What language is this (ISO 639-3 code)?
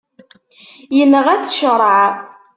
kab